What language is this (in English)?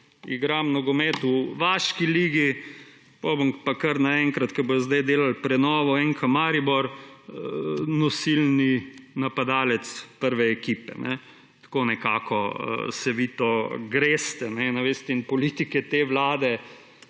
Slovenian